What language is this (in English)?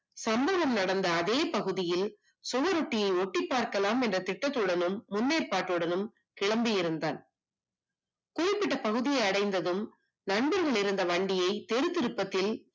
Tamil